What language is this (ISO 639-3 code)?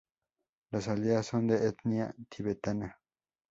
spa